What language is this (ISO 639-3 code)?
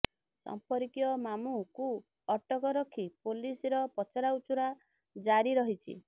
ori